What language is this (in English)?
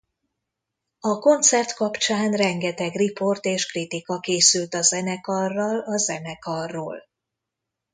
Hungarian